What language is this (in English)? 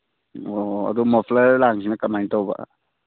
Manipuri